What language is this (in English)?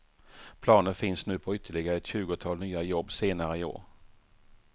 Swedish